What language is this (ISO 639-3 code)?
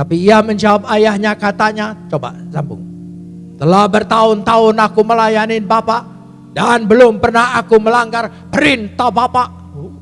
ind